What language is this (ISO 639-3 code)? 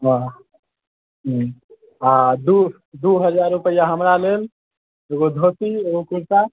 mai